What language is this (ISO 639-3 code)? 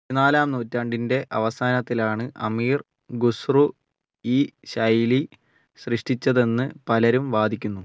mal